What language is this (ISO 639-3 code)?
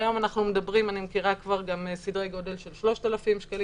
heb